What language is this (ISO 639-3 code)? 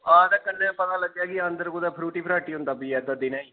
doi